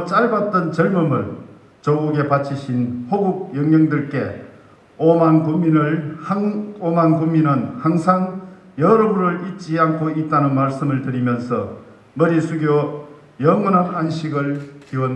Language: Korean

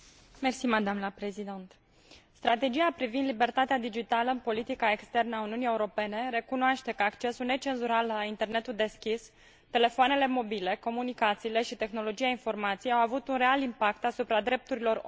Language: Romanian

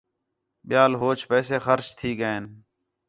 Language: Khetrani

